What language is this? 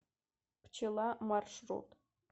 Russian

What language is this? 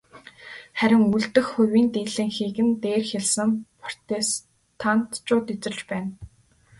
Mongolian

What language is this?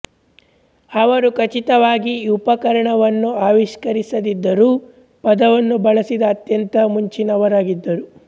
Kannada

